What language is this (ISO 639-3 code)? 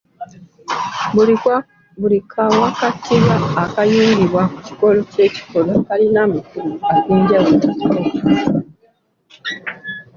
lug